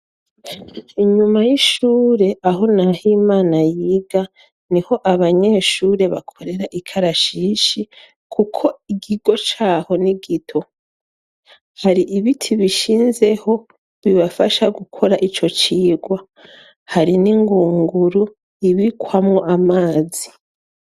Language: Rundi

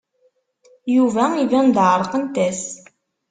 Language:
Kabyle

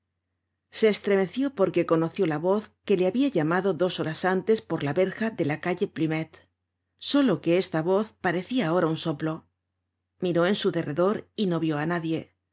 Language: Spanish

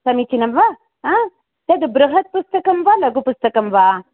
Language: Sanskrit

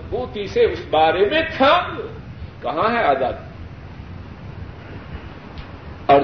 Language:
Urdu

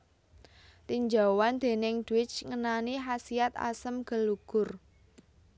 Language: Javanese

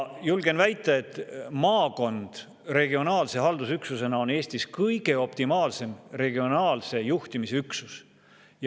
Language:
Estonian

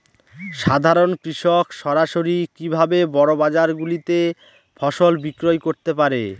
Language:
Bangla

